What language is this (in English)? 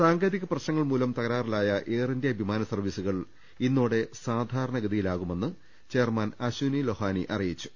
Malayalam